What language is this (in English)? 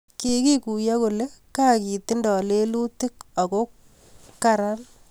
Kalenjin